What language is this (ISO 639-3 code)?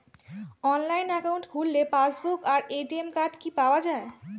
ben